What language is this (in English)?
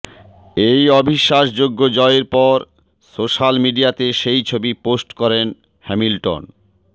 Bangla